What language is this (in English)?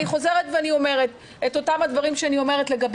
Hebrew